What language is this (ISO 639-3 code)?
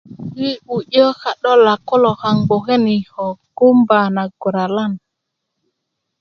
ukv